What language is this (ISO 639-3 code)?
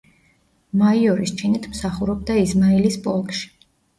kat